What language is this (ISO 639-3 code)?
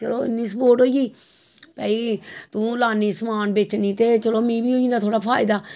doi